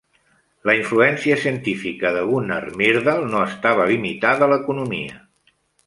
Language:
Catalan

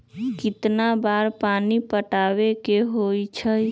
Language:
Magahi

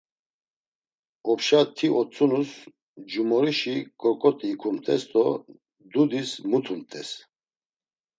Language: Laz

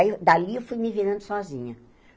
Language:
Portuguese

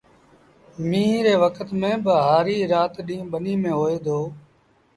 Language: Sindhi Bhil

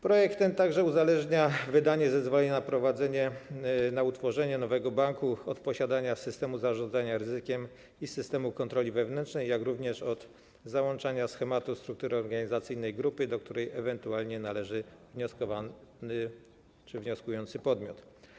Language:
Polish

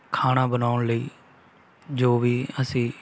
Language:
Punjabi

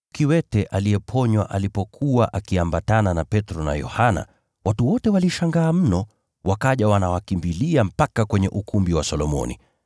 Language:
Swahili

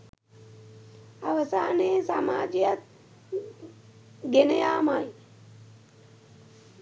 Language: Sinhala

